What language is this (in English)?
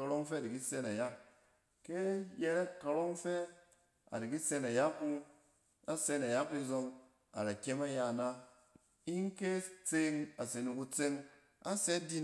Cen